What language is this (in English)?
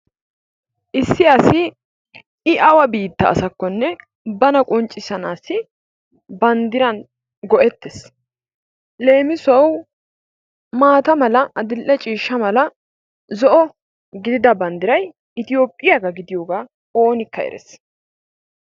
Wolaytta